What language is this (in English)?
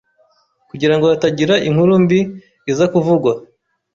Kinyarwanda